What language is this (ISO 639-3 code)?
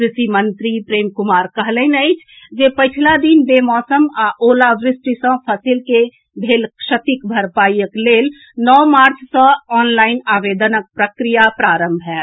mai